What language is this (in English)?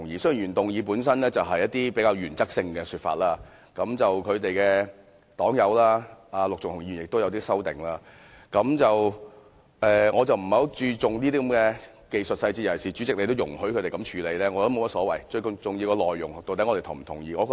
Cantonese